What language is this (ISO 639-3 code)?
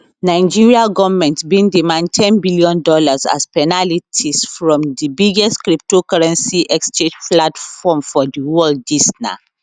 pcm